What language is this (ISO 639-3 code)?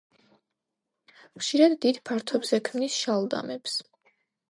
kat